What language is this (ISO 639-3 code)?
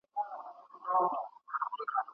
pus